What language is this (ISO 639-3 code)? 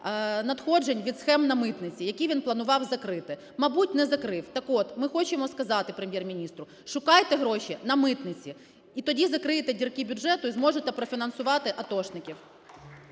ukr